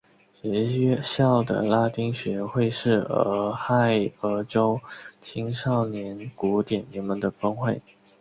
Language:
Chinese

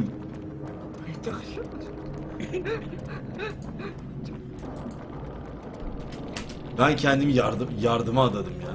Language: Turkish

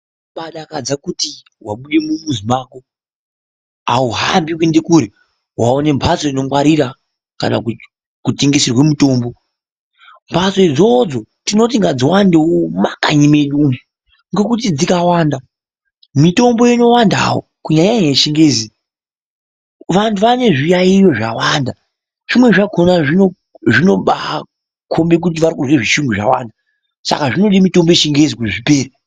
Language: Ndau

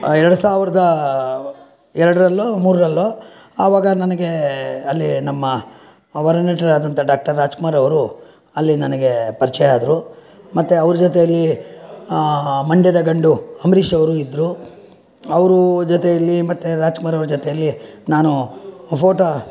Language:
Kannada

